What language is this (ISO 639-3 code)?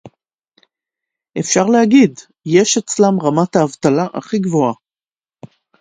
heb